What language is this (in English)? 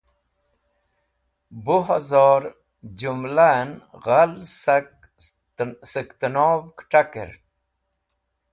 Wakhi